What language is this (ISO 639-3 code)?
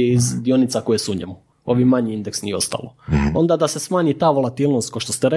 hrv